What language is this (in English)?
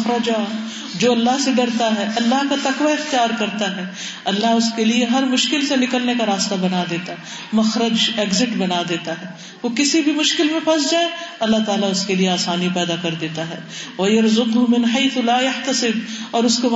Urdu